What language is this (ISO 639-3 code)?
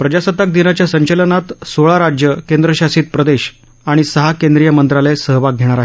mar